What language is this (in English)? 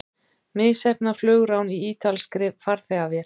Icelandic